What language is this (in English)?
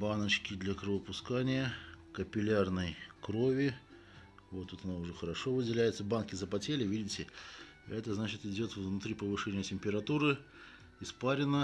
Russian